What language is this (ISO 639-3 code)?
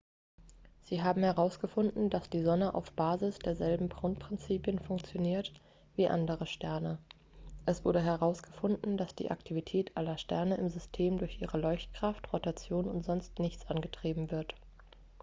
deu